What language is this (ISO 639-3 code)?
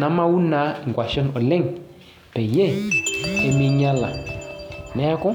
mas